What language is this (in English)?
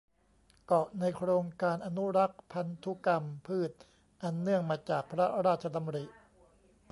Thai